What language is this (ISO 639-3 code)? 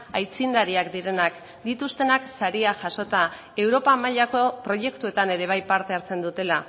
eus